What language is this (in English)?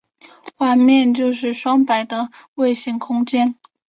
Chinese